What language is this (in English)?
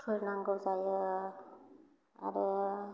Bodo